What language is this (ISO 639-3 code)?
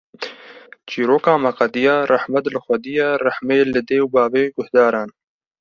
kur